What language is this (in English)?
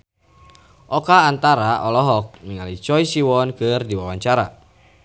Sundanese